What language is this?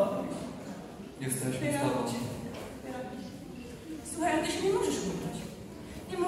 Polish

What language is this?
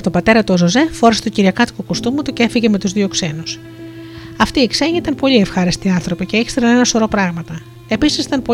Greek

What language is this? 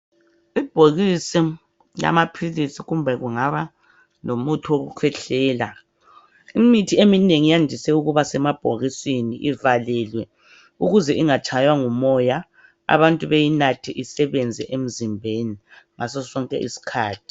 North Ndebele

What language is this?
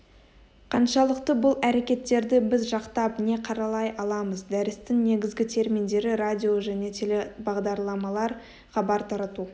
Kazakh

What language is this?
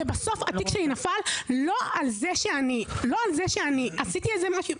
Hebrew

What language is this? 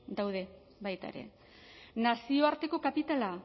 Basque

